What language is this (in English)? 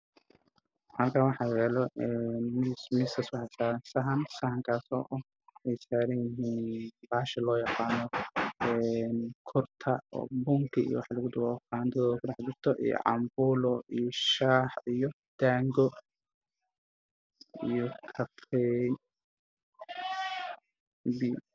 Somali